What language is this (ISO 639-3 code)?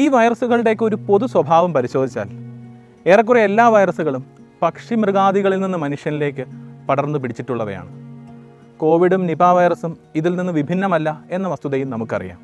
mal